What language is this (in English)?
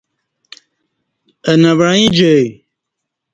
Kati